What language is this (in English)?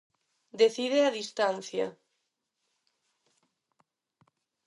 Galician